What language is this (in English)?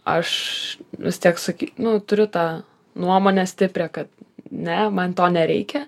Lithuanian